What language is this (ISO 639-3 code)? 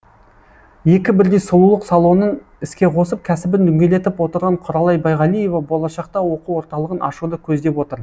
kaz